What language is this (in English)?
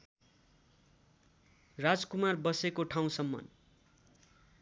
Nepali